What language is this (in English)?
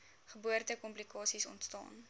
Afrikaans